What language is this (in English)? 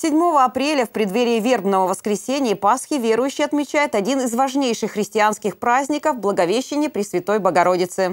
Russian